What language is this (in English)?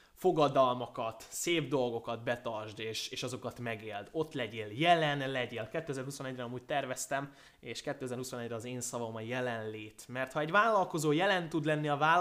Hungarian